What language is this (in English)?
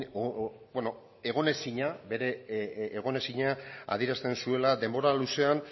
Basque